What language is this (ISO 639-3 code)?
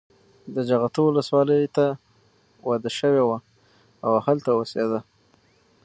pus